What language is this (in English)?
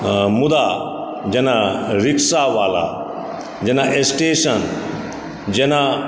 Maithili